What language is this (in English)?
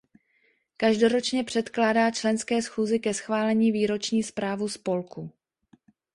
Czech